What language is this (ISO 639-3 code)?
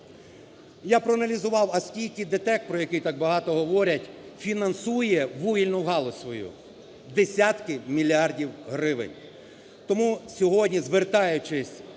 ukr